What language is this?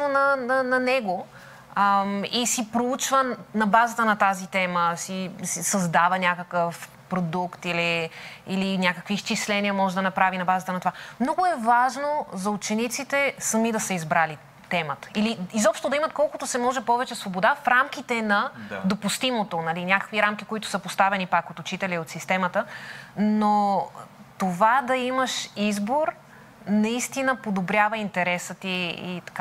Bulgarian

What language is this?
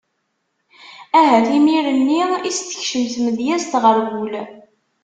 Kabyle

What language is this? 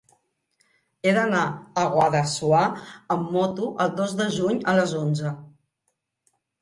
Catalan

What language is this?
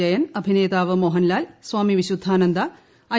Malayalam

